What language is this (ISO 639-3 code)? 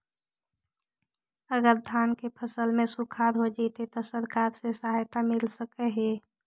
mag